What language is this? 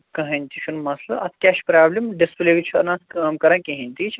Kashmiri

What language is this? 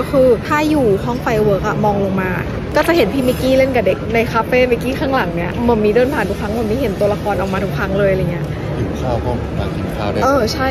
Thai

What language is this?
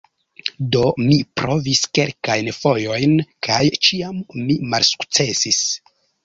Esperanto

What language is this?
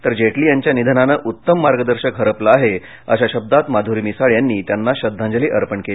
Marathi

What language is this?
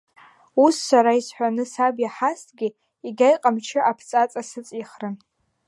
Abkhazian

